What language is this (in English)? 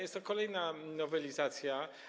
Polish